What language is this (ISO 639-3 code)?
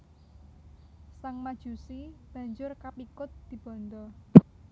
jav